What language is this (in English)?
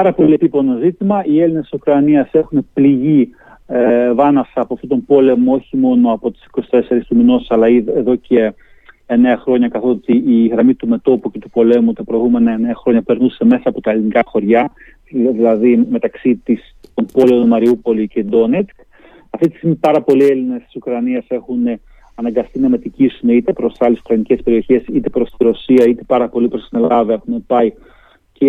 Greek